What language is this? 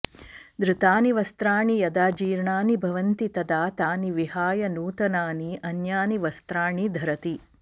Sanskrit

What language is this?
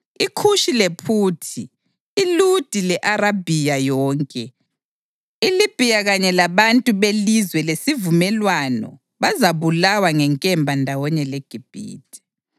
North Ndebele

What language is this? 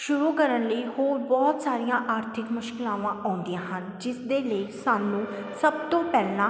Punjabi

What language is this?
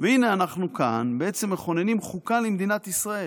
Hebrew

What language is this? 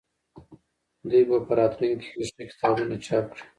Pashto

